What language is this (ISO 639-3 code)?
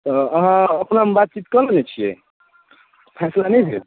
mai